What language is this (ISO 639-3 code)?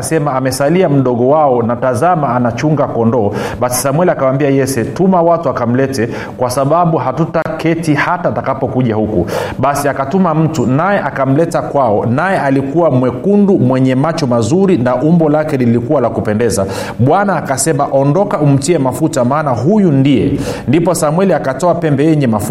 swa